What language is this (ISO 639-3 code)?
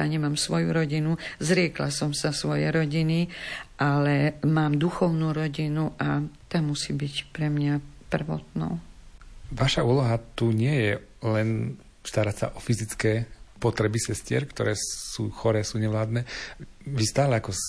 slk